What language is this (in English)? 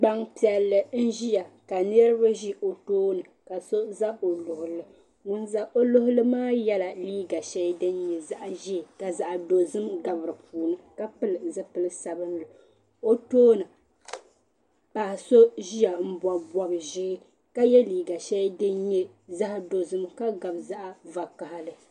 Dagbani